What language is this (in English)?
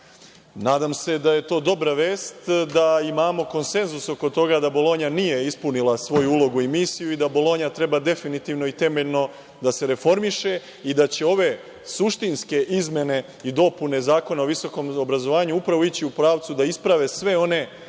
Serbian